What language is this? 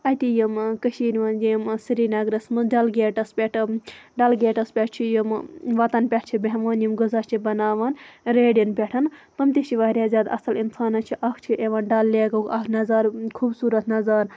Kashmiri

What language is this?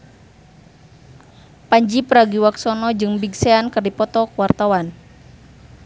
Sundanese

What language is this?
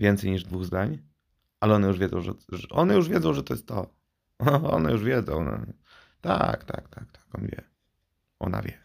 Polish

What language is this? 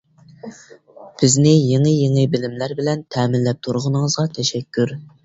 Uyghur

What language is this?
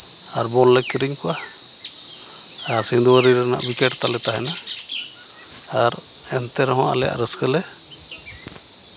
Santali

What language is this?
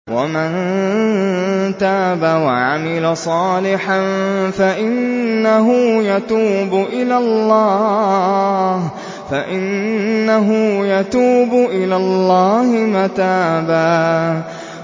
Arabic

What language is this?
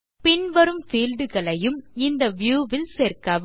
Tamil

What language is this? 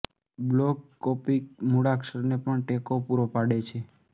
Gujarati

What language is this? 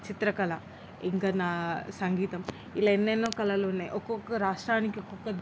Telugu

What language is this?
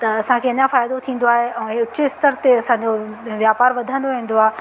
Sindhi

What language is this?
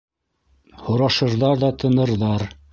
Bashkir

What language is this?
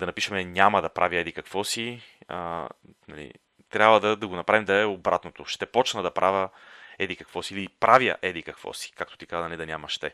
Bulgarian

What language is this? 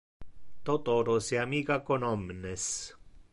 Interlingua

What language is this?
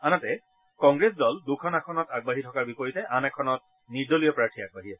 Assamese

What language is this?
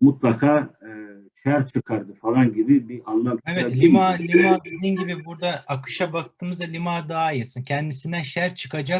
Turkish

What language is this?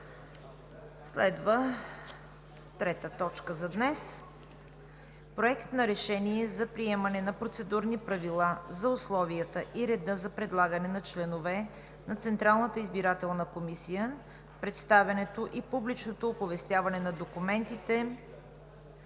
Bulgarian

